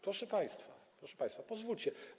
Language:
Polish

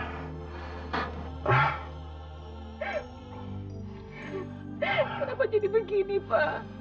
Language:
Indonesian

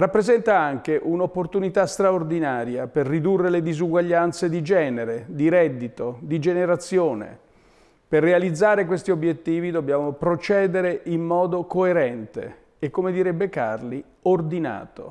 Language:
Italian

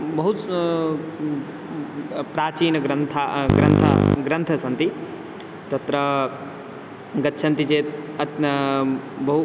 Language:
Sanskrit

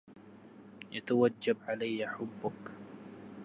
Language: Arabic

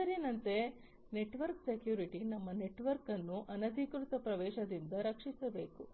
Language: Kannada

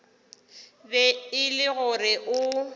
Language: Northern Sotho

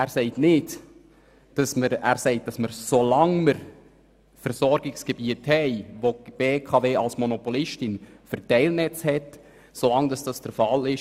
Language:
Swiss German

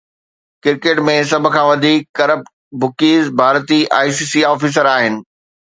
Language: Sindhi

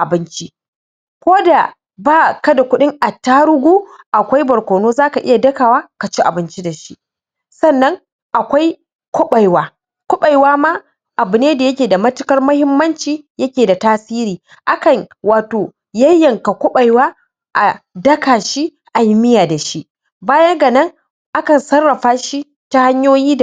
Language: Hausa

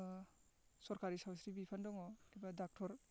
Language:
Bodo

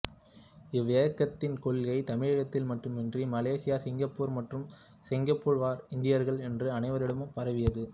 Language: Tamil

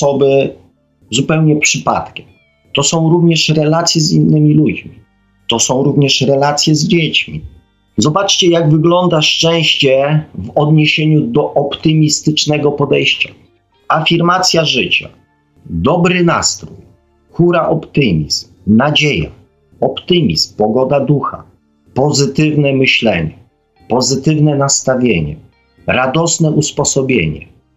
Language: Polish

